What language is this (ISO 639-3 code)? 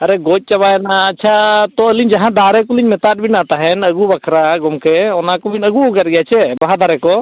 sat